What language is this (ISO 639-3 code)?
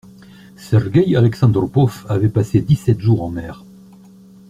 fra